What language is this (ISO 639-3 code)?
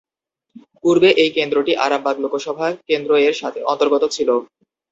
ben